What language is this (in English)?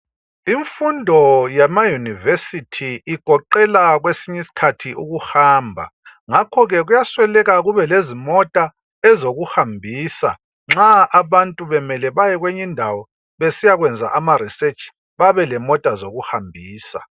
North Ndebele